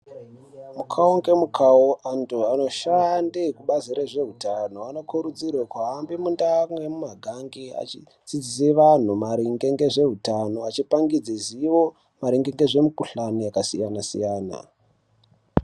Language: Ndau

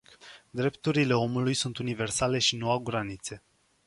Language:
Romanian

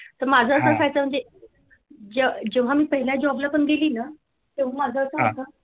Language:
Marathi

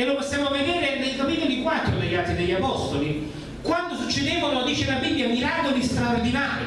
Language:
Italian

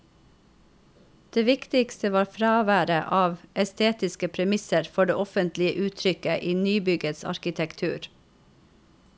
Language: Norwegian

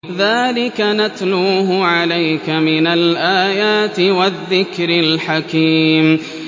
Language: Arabic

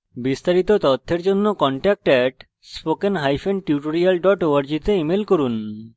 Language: Bangla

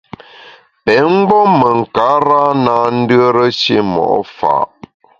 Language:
Bamun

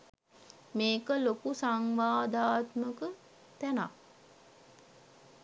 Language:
Sinhala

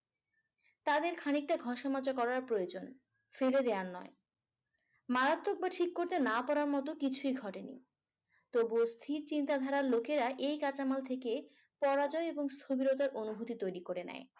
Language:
Bangla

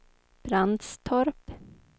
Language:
Swedish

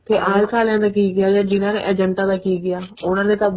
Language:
Punjabi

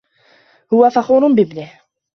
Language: Arabic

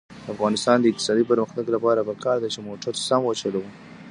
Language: Pashto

